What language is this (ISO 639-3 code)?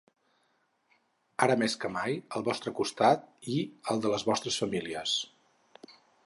cat